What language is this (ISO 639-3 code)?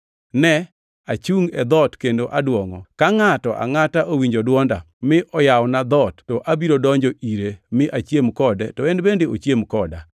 luo